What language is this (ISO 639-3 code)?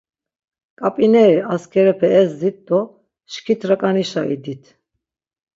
lzz